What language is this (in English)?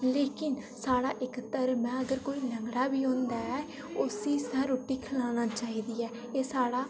Dogri